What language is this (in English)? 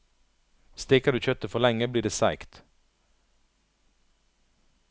Norwegian